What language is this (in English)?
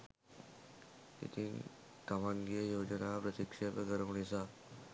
Sinhala